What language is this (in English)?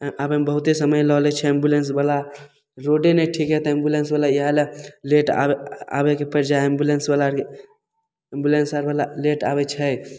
Maithili